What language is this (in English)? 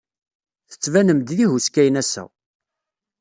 Kabyle